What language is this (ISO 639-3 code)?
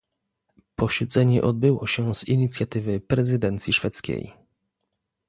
pol